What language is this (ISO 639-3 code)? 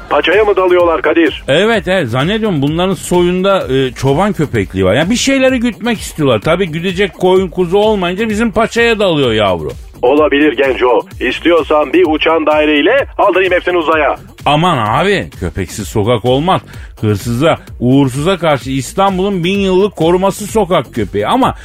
tur